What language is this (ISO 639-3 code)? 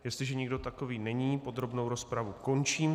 ces